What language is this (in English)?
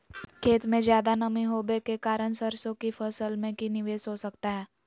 Magahi